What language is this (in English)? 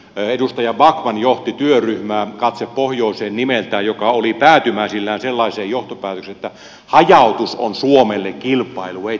Finnish